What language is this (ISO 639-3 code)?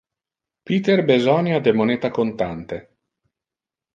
ina